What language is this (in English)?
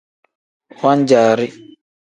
Tem